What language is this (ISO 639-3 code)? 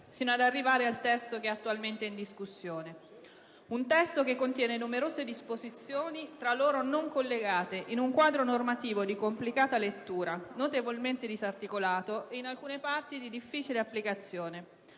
ita